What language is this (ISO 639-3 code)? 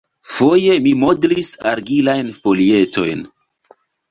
epo